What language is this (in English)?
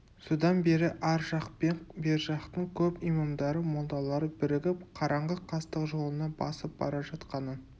Kazakh